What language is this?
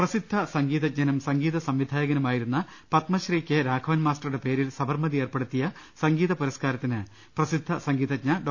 Malayalam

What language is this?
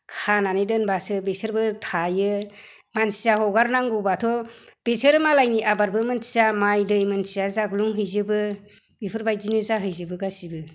Bodo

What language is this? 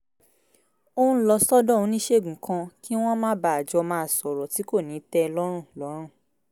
Yoruba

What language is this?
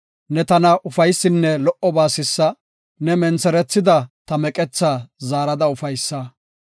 Gofa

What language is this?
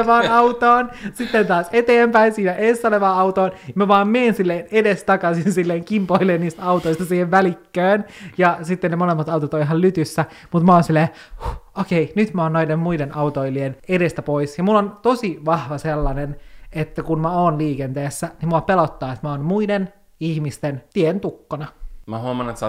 Finnish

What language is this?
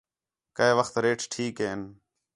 Khetrani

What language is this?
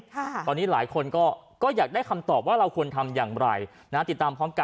Thai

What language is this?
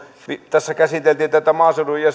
Finnish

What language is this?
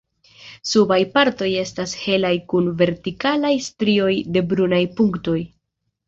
Esperanto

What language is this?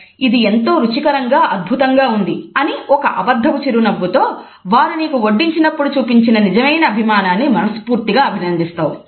Telugu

